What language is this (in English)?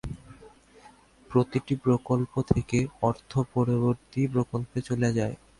Bangla